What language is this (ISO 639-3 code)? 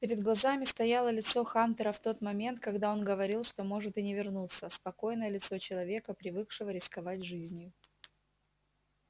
rus